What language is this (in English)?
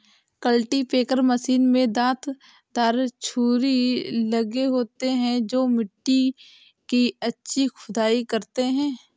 Hindi